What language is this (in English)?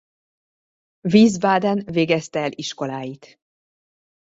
Hungarian